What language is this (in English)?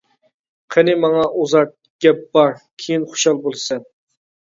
Uyghur